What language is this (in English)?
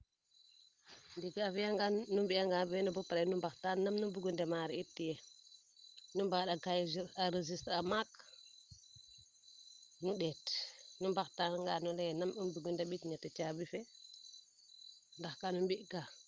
Serer